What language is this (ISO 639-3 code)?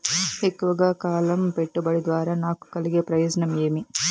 tel